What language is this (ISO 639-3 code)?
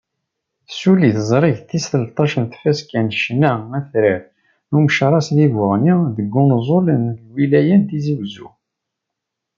kab